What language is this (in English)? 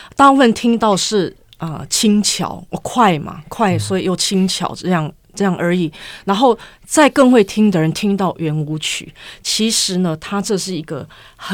Chinese